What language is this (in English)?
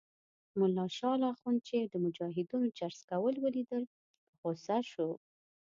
Pashto